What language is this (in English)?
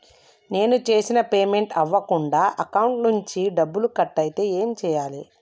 Telugu